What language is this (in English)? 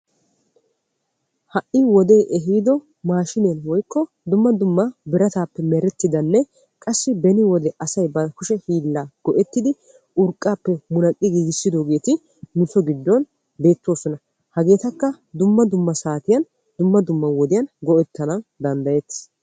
Wolaytta